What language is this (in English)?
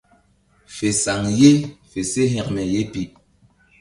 Mbum